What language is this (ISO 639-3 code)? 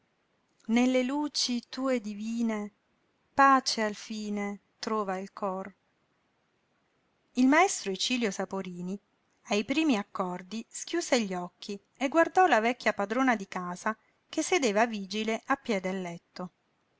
ita